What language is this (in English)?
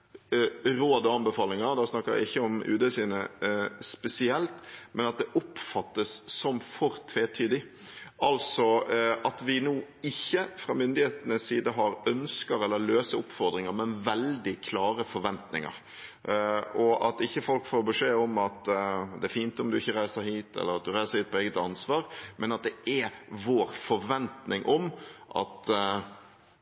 Norwegian Bokmål